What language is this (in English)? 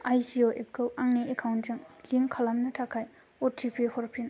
Bodo